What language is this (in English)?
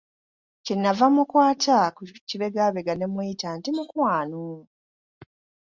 Ganda